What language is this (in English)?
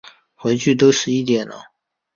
Chinese